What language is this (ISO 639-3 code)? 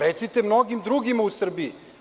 srp